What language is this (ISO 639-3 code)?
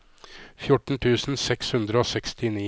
nor